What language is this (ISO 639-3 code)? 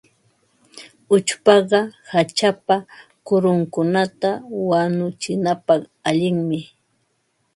qva